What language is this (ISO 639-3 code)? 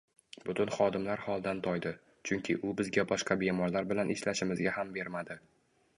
uzb